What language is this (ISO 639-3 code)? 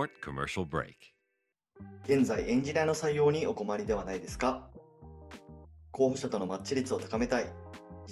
jpn